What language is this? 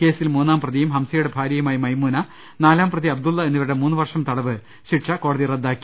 Malayalam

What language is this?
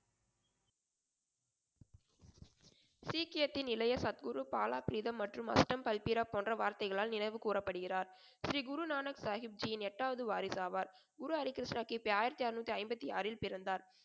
Tamil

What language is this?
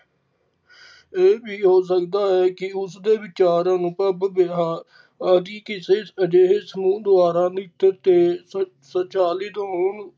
Punjabi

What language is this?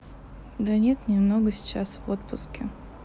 Russian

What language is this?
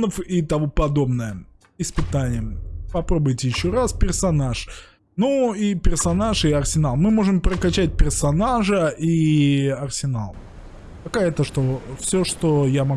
Russian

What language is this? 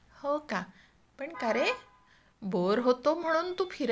Marathi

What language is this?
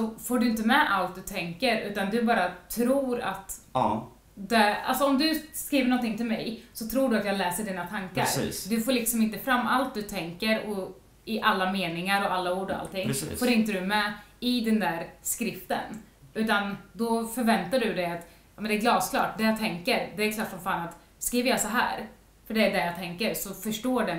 Swedish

